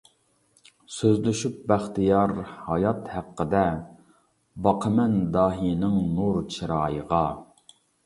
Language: Uyghur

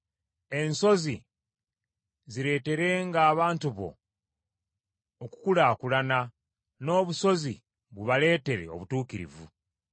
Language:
Ganda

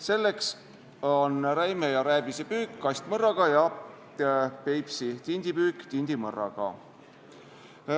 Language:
Estonian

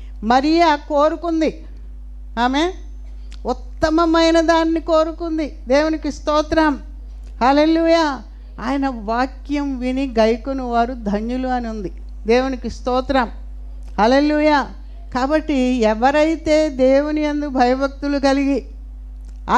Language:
Telugu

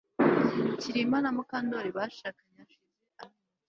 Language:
Kinyarwanda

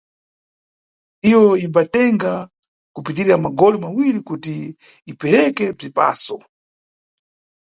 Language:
Nyungwe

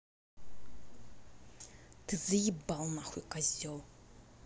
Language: Russian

